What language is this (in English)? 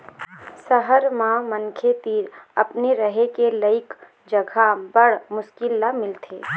Chhattisgarhi